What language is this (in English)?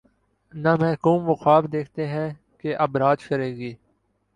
Urdu